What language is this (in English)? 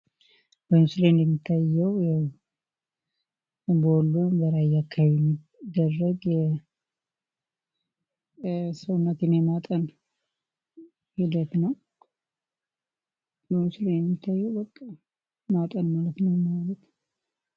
Amharic